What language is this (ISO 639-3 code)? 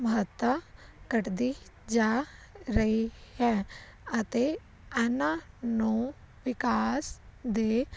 pan